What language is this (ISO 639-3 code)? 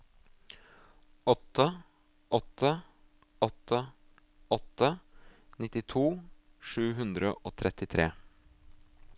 nor